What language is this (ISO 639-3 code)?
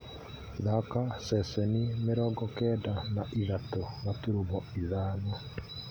kik